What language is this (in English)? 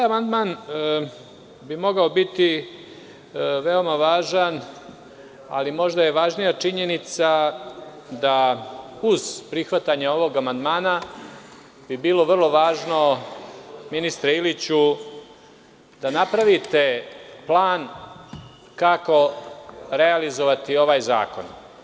Serbian